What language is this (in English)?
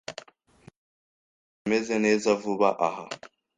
Kinyarwanda